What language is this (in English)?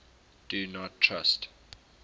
English